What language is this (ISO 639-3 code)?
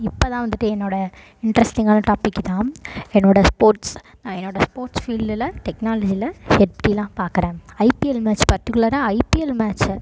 tam